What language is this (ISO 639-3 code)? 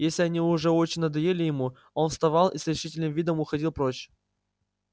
rus